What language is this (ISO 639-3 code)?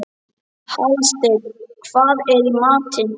isl